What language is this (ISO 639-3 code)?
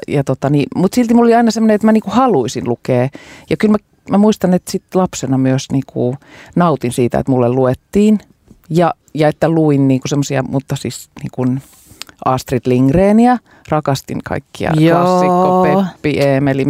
fin